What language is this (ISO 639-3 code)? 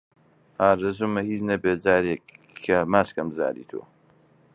ckb